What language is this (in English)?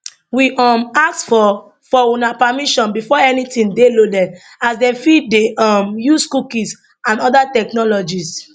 Nigerian Pidgin